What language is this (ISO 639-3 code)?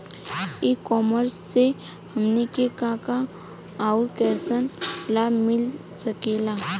bho